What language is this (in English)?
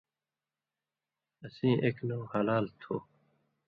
Indus Kohistani